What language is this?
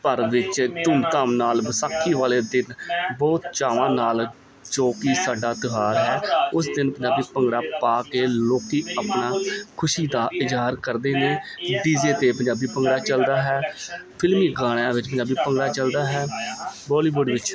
Punjabi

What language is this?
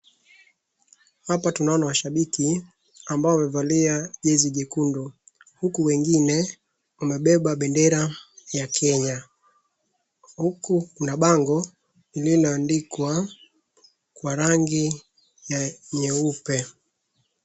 Swahili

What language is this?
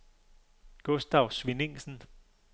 Danish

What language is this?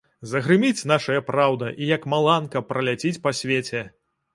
Belarusian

